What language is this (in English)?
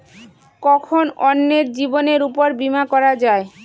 Bangla